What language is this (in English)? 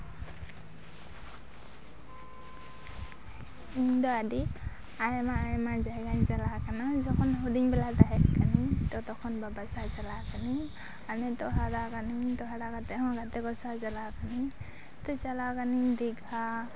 Santali